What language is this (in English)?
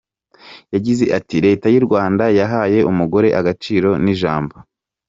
Kinyarwanda